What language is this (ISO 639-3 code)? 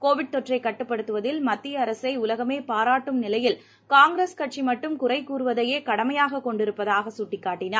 tam